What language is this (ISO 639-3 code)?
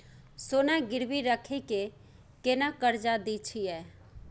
mai